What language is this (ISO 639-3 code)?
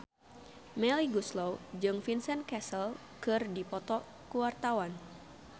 sun